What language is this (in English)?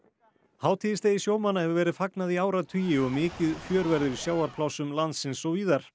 Icelandic